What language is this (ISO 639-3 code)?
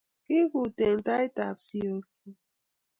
kln